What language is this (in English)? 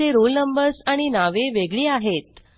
Marathi